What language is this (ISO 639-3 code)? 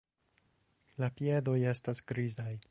epo